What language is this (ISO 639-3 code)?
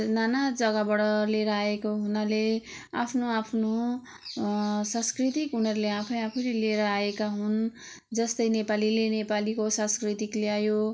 nep